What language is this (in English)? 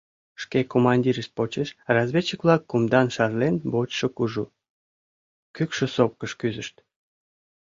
Mari